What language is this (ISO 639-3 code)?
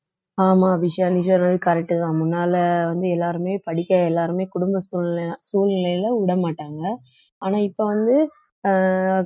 tam